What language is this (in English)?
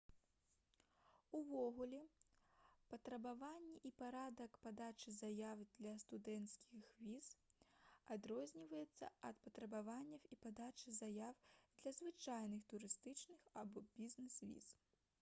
Belarusian